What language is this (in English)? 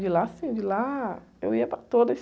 Portuguese